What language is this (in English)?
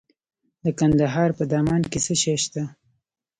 Pashto